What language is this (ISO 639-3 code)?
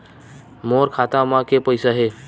hne